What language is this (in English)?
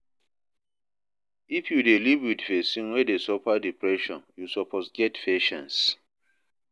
Nigerian Pidgin